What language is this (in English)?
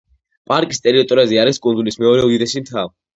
Georgian